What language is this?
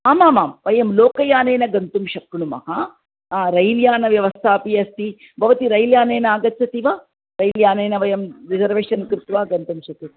Sanskrit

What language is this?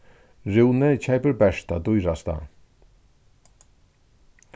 Faroese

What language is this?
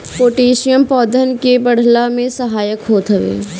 Bhojpuri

